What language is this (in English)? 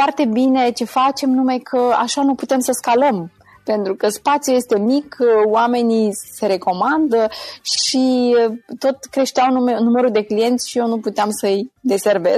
Romanian